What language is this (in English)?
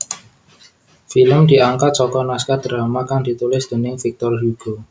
Javanese